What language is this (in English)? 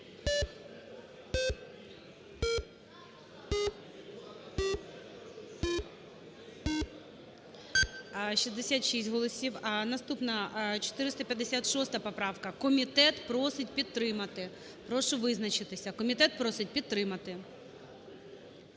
Ukrainian